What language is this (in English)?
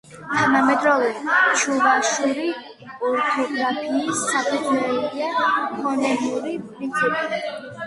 Georgian